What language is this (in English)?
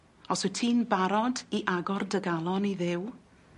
Welsh